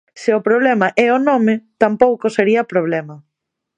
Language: Galician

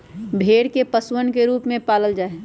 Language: Magahi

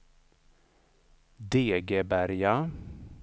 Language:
Swedish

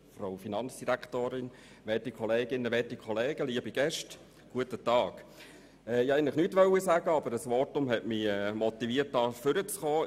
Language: Swiss German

